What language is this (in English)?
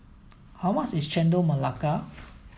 English